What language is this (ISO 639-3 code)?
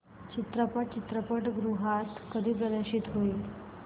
mar